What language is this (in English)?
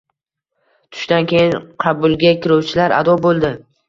Uzbek